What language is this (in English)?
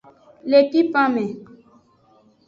Aja (Benin)